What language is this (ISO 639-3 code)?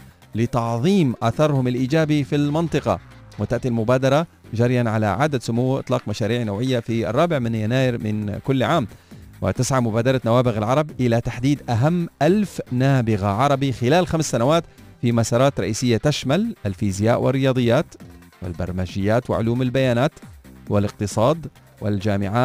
ara